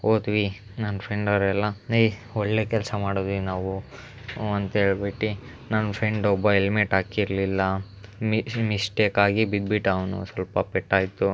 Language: Kannada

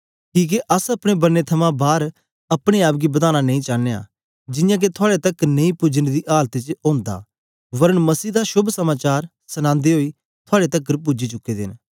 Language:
Dogri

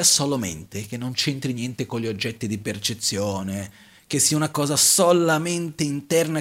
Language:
Italian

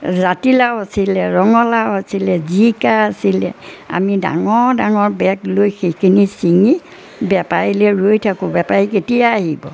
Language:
Assamese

